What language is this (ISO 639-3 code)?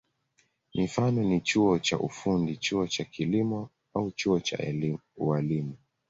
swa